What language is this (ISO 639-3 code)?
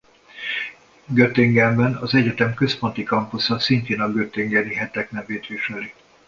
hun